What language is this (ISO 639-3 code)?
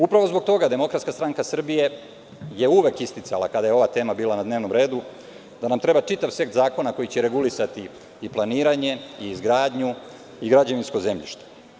srp